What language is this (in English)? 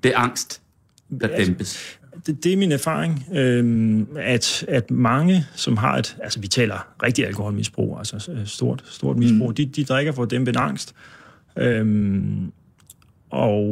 Danish